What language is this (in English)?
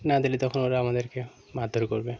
Bangla